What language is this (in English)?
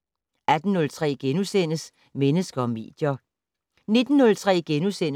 Danish